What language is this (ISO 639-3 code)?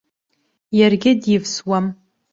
abk